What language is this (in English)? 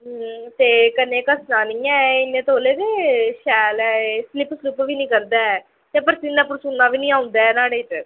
Dogri